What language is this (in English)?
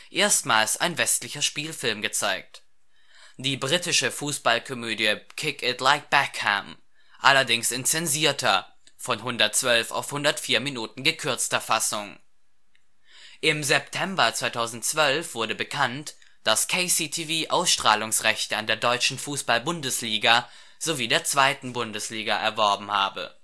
German